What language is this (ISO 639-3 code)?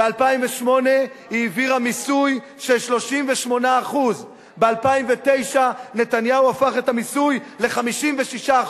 heb